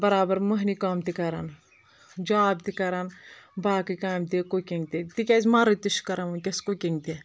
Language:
Kashmiri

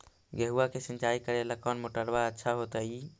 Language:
Magahi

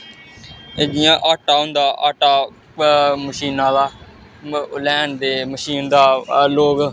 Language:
Dogri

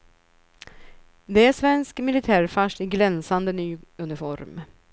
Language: Swedish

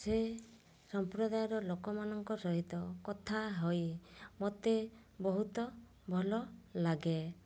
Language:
Odia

